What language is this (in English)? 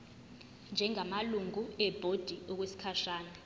Zulu